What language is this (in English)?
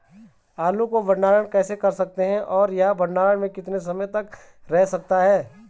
Hindi